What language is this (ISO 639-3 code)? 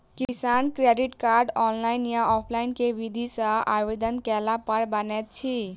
mai